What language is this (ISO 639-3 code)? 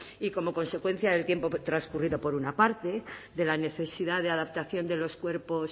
spa